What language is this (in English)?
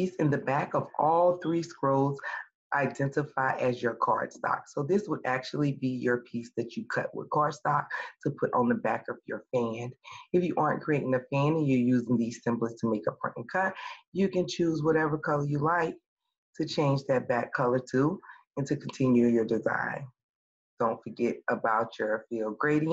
English